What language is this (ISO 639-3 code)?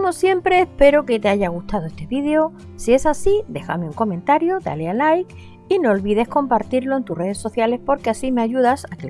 spa